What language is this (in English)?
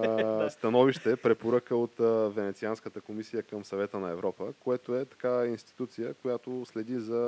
Bulgarian